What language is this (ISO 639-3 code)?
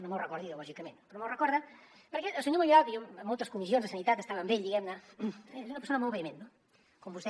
cat